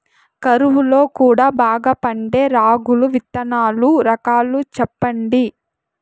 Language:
Telugu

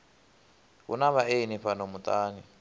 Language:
Venda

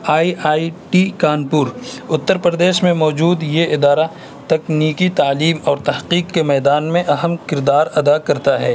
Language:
Urdu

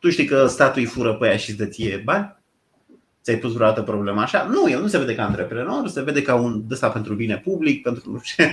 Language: Romanian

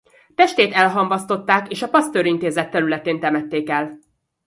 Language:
Hungarian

